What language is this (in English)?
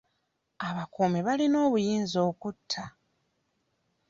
Ganda